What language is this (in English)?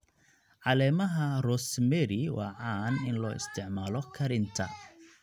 Somali